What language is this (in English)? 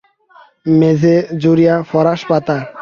Bangla